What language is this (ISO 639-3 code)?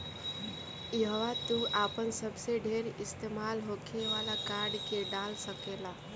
bho